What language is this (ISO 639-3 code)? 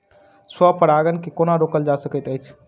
mai